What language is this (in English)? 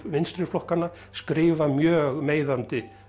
Icelandic